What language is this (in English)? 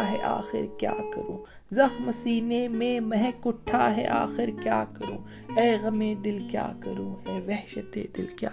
Urdu